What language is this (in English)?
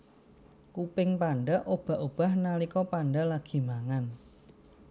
Javanese